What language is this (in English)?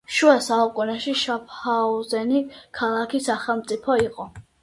Georgian